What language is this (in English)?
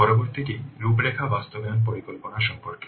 Bangla